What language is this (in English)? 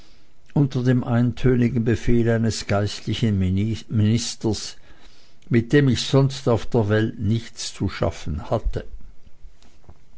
German